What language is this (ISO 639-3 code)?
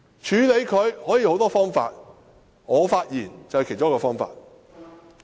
yue